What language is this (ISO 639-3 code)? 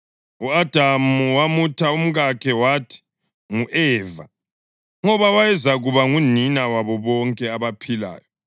nde